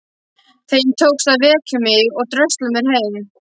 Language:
Icelandic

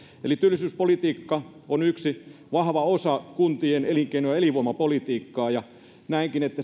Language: Finnish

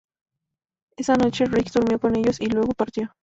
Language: Spanish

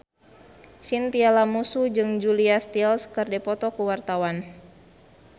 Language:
Sundanese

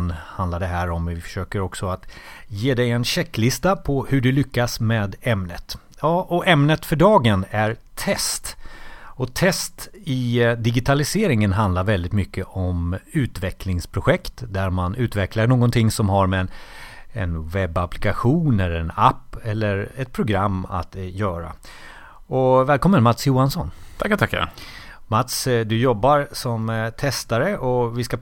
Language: Swedish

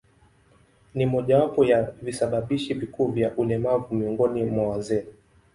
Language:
Swahili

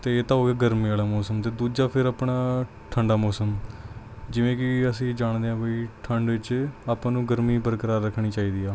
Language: Punjabi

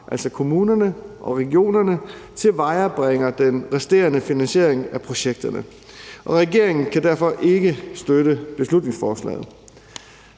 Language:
Danish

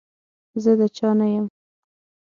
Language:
Pashto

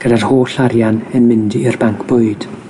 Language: Welsh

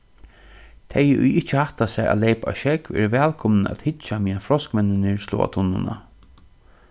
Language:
Faroese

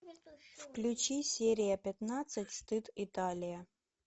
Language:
Russian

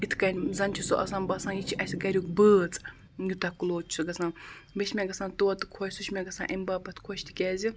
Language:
Kashmiri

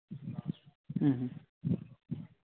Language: Santali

